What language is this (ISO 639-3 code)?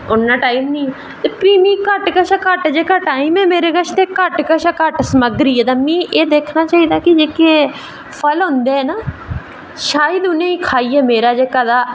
doi